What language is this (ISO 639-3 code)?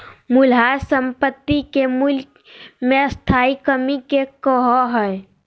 mag